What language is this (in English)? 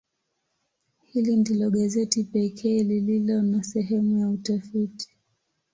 Swahili